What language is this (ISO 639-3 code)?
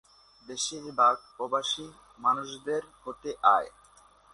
ben